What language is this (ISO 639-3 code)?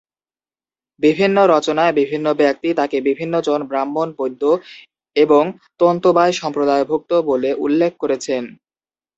ben